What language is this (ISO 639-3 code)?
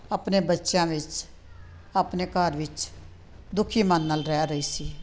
pan